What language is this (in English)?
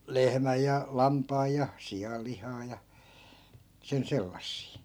Finnish